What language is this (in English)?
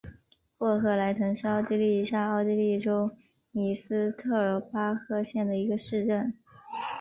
Chinese